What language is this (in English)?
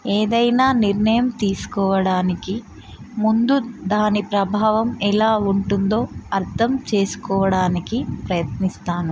Telugu